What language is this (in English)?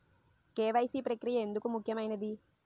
Telugu